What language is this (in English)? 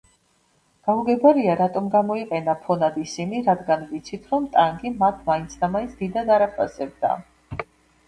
Georgian